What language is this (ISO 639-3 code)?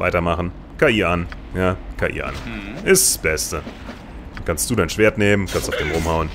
deu